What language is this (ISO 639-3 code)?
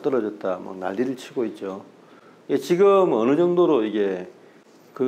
kor